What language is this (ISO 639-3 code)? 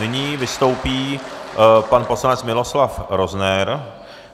ces